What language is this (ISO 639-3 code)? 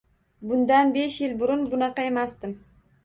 uzb